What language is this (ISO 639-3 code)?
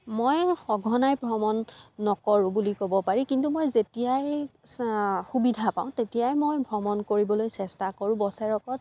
asm